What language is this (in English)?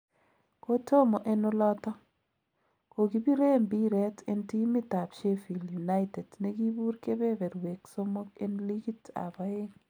Kalenjin